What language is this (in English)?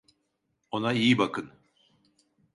Turkish